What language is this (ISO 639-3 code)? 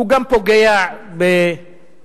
heb